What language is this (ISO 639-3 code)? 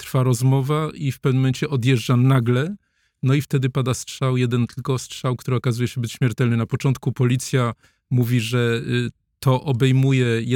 pol